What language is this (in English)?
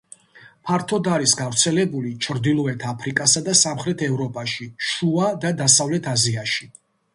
Georgian